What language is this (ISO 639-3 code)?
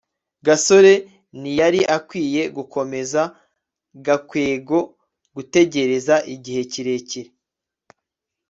kin